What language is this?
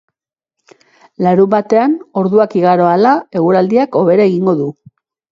Basque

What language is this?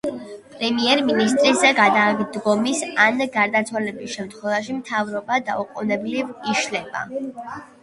Georgian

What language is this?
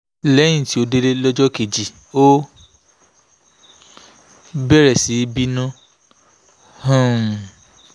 Yoruba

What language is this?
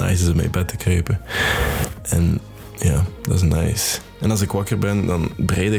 Dutch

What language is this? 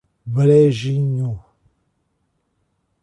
Portuguese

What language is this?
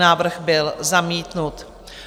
Czech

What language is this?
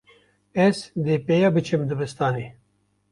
Kurdish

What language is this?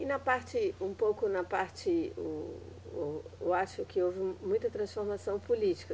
Portuguese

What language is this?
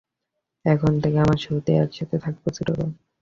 Bangla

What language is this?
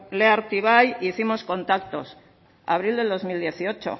Spanish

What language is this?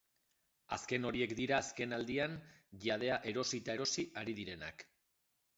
Basque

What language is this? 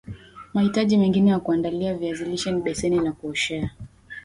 Swahili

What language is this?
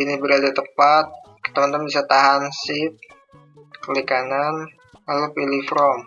Indonesian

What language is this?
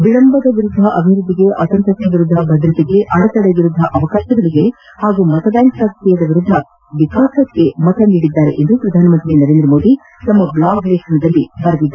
Kannada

